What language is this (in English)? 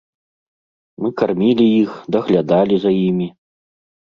Belarusian